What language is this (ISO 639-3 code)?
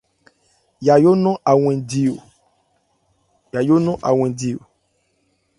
ebr